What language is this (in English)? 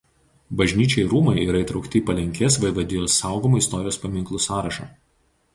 Lithuanian